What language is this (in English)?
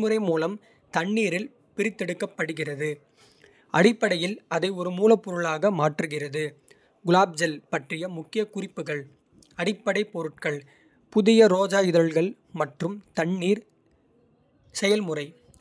Kota (India)